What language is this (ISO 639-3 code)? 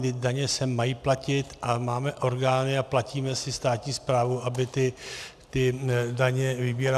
ces